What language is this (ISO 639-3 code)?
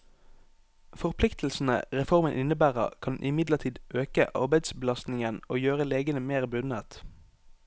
nor